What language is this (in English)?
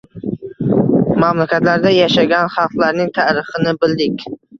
Uzbek